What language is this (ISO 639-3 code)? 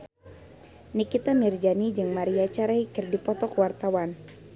sun